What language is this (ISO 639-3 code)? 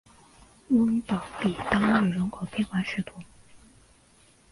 zho